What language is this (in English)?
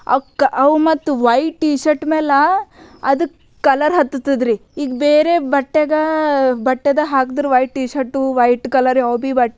Kannada